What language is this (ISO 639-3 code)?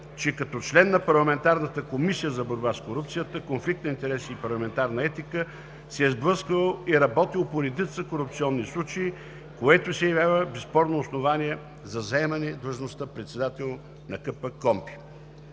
bul